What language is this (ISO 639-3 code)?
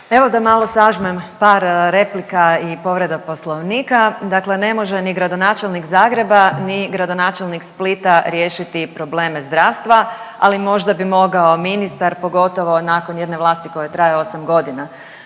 hrv